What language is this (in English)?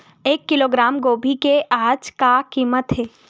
Chhattisgarhi